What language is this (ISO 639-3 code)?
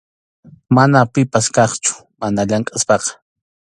qxu